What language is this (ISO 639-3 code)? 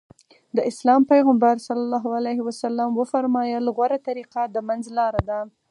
pus